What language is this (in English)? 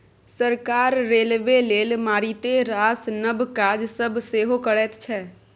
Maithili